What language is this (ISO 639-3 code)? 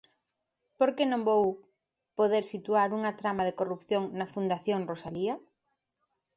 glg